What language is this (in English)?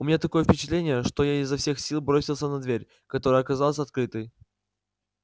Russian